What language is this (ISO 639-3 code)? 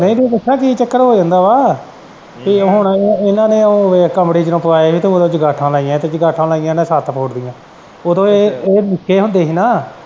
pan